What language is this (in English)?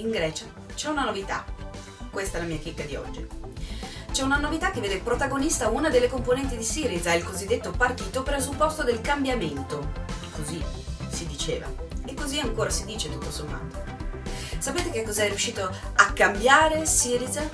Italian